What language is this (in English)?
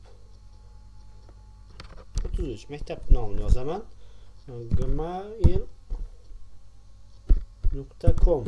Turkish